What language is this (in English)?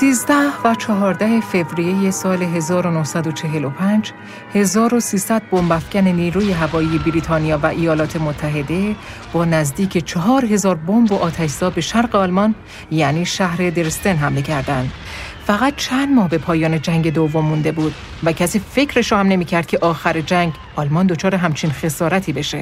Persian